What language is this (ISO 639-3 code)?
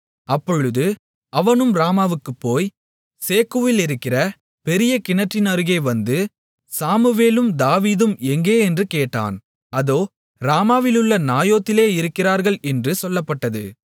tam